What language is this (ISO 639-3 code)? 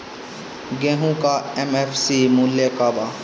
bho